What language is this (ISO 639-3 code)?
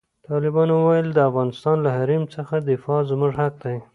pus